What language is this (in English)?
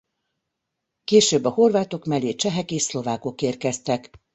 Hungarian